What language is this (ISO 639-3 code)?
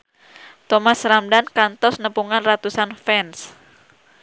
sun